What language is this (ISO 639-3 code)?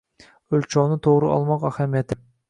uzb